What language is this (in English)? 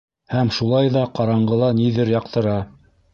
Bashkir